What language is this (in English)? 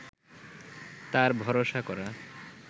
Bangla